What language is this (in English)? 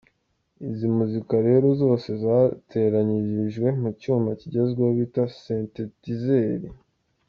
Kinyarwanda